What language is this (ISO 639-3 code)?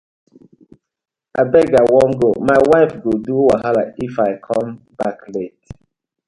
pcm